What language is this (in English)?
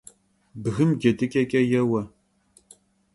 Kabardian